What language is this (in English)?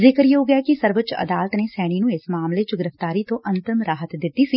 Punjabi